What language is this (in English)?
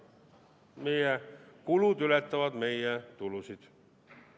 Estonian